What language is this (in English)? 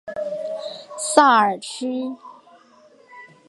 Chinese